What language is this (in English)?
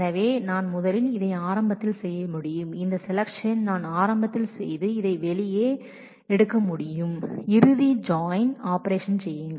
Tamil